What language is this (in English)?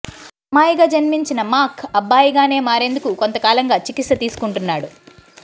Telugu